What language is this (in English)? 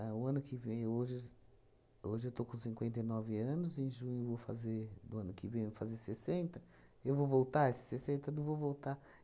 Portuguese